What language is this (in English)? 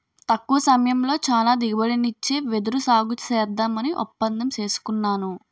Telugu